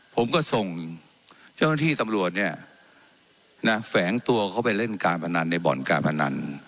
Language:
Thai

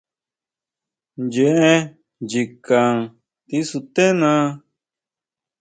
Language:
Huautla Mazatec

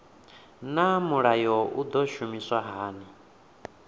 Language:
Venda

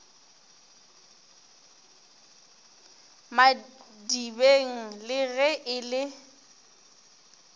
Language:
Northern Sotho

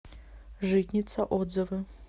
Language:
Russian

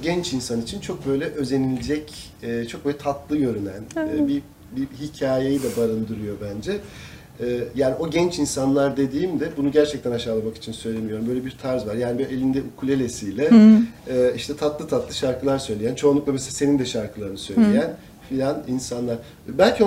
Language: Turkish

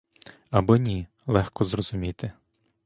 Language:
Ukrainian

